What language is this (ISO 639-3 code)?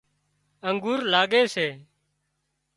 kxp